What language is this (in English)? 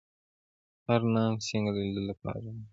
Pashto